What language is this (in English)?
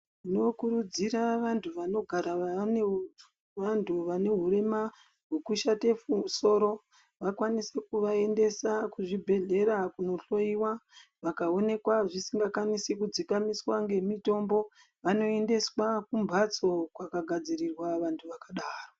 Ndau